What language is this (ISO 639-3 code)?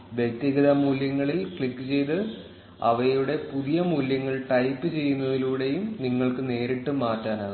mal